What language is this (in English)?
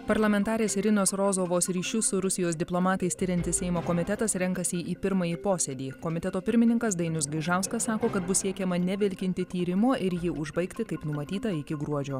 Lithuanian